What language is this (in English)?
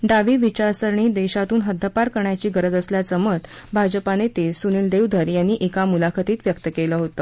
Marathi